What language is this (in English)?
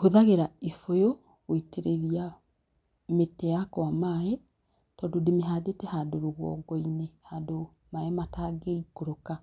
Kikuyu